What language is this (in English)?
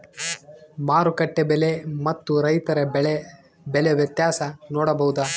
Kannada